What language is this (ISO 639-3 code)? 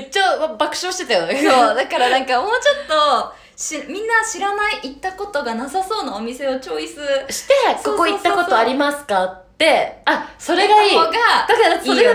jpn